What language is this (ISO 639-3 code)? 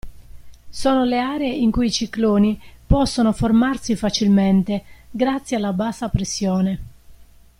ita